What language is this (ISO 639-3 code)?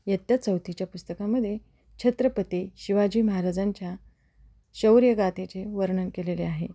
mar